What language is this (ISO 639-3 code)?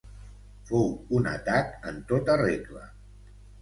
cat